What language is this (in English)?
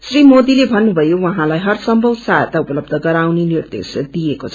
Nepali